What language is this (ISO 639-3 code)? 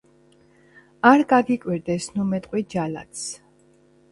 kat